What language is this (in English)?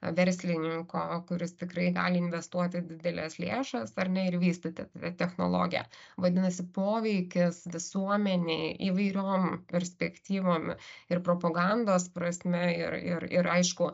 Lithuanian